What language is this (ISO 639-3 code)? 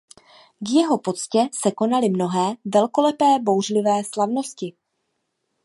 ces